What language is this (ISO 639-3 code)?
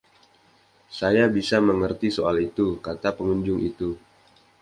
ind